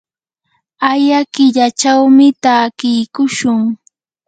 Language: Yanahuanca Pasco Quechua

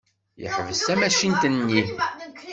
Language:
Kabyle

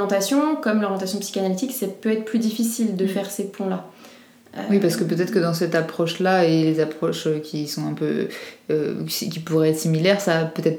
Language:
French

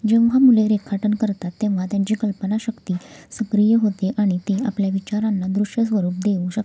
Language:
Marathi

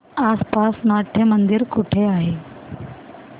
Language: Marathi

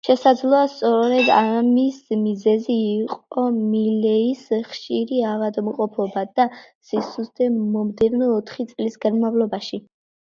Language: Georgian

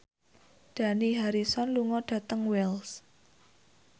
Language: Javanese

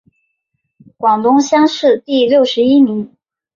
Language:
Chinese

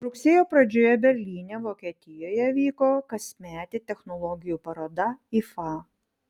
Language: Lithuanian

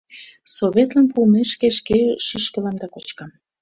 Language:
Mari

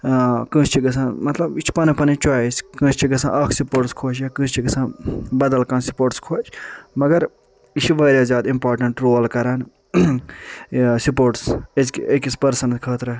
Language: Kashmiri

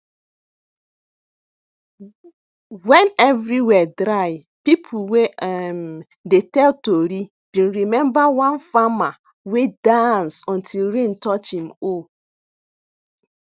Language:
Nigerian Pidgin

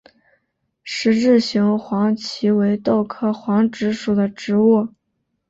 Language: Chinese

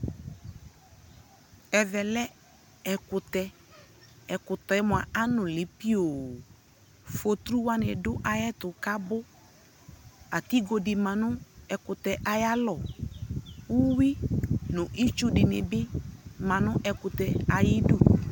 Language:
Ikposo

